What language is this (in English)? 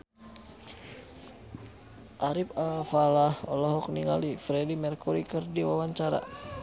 Sundanese